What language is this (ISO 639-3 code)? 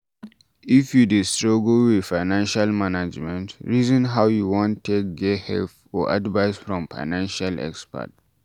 pcm